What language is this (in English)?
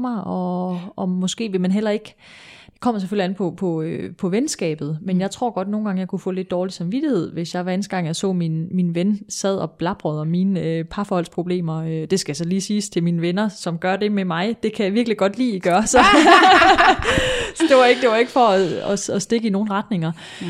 Danish